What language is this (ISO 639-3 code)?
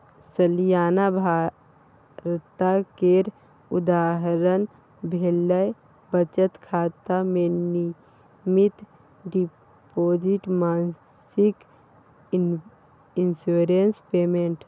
mai